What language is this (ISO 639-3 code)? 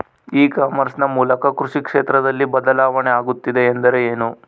kan